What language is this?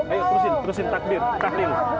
Indonesian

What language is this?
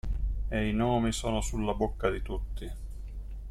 Italian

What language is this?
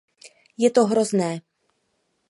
Czech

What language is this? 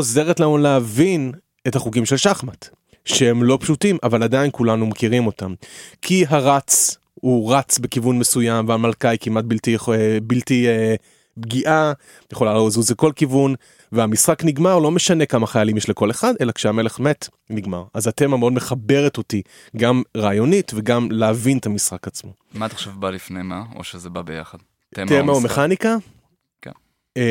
Hebrew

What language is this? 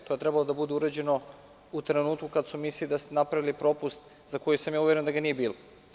Serbian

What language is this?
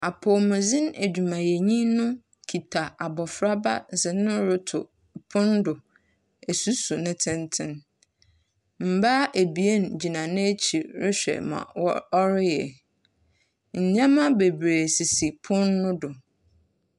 Akan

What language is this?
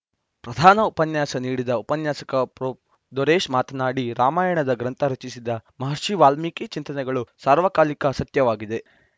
Kannada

